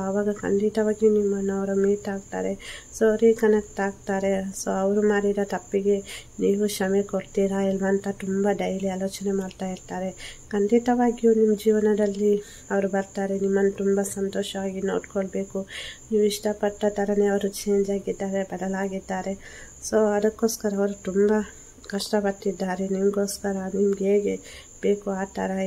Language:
Arabic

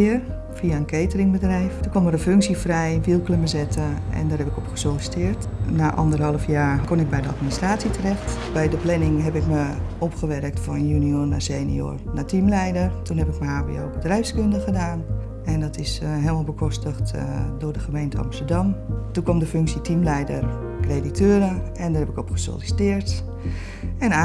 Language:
Dutch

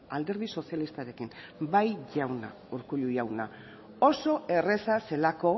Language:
Basque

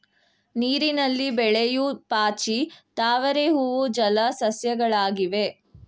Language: Kannada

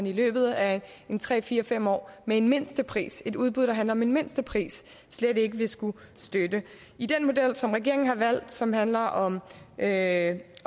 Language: Danish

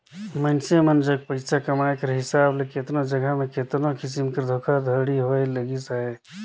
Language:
Chhattisgarhi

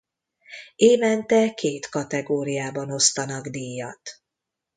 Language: Hungarian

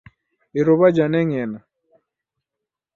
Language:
Taita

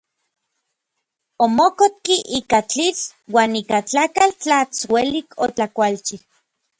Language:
Orizaba Nahuatl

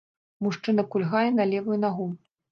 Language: Belarusian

